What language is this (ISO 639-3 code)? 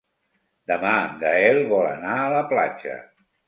cat